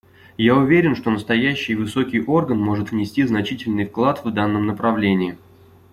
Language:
Russian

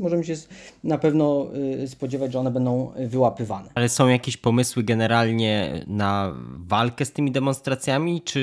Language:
Polish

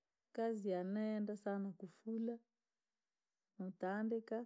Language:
Langi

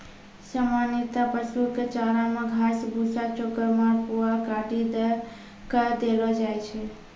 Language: Maithili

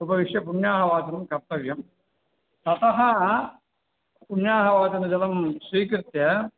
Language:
Sanskrit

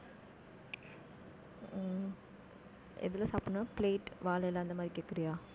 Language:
Tamil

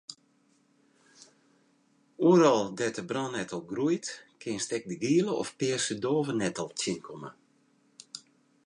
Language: Western Frisian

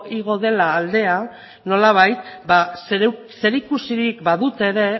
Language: Basque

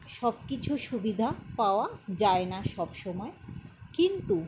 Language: Bangla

